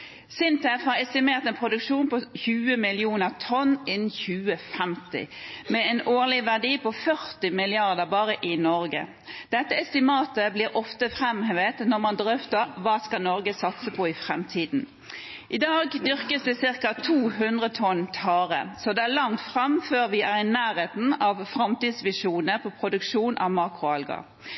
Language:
Norwegian Bokmål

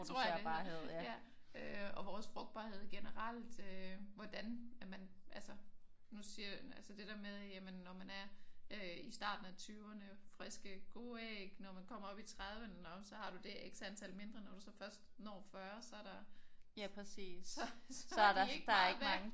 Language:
Danish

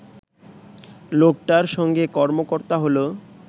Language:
Bangla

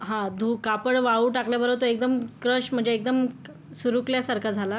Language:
Marathi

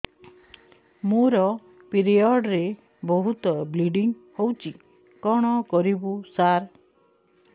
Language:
Odia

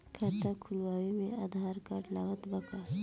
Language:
Bhojpuri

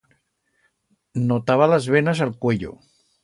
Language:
Aragonese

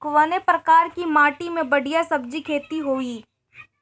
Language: Bhojpuri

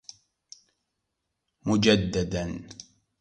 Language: Arabic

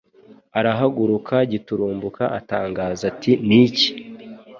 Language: Kinyarwanda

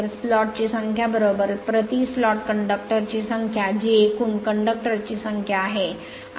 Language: Marathi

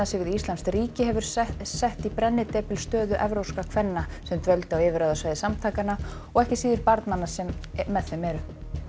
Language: Icelandic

